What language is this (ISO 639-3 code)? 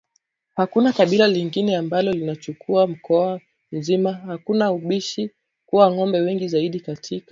swa